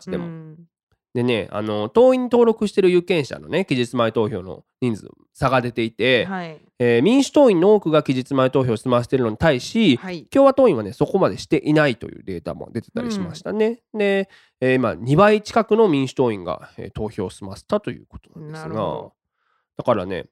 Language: Japanese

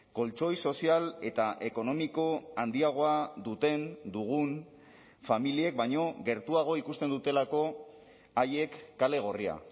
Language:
Basque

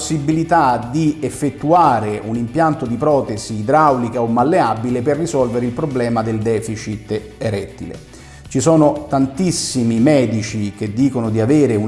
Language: Italian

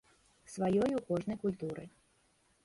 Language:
Belarusian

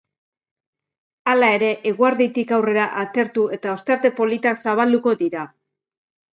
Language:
Basque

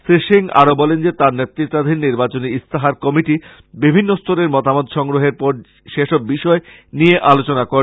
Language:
Bangla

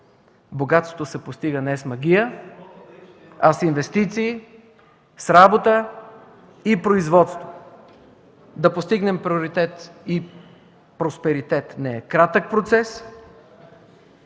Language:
Bulgarian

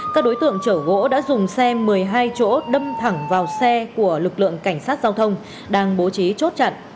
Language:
Vietnamese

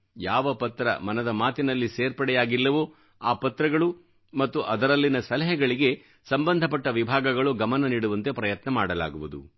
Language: Kannada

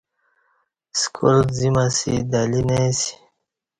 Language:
Kati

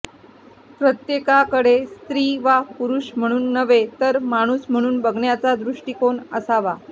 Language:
Marathi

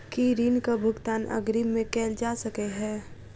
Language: Maithili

